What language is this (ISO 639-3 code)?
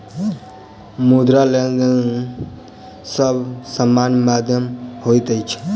mai